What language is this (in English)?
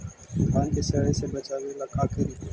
Magahi